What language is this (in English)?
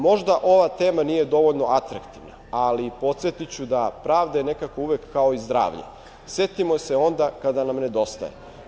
Serbian